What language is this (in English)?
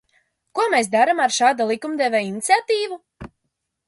Latvian